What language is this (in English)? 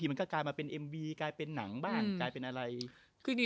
Thai